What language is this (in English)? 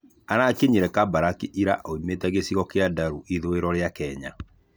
Kikuyu